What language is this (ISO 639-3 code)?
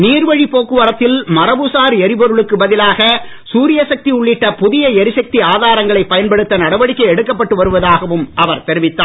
tam